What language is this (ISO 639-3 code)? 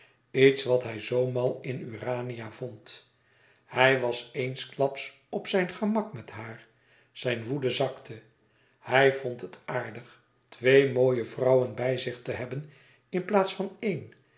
nld